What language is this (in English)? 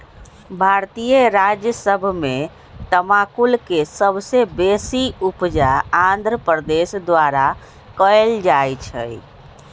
Magahi